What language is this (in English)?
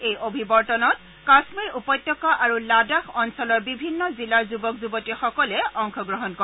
Assamese